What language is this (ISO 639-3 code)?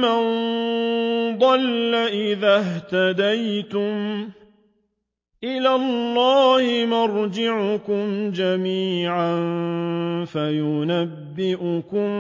ara